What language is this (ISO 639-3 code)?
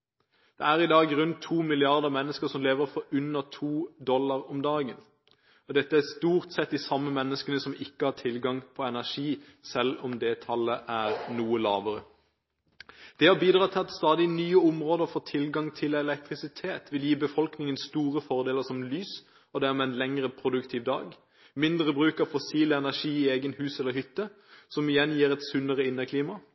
nob